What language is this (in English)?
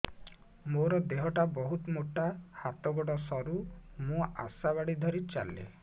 Odia